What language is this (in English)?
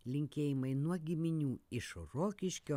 Lithuanian